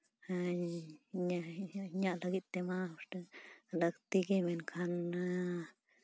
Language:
Santali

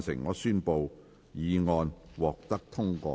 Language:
Cantonese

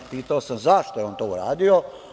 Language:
Serbian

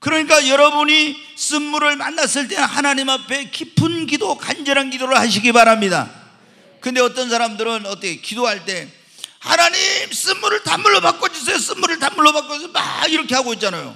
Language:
Korean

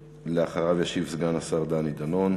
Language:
Hebrew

